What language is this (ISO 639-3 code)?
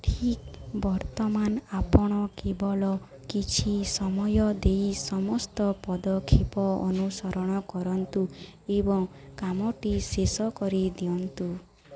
ori